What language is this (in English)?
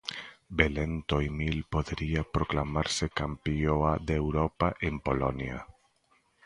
Galician